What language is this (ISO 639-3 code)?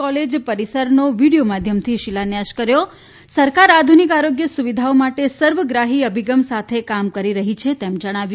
guj